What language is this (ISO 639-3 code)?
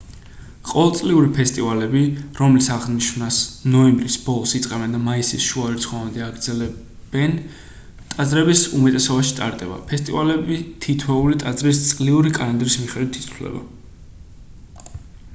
kat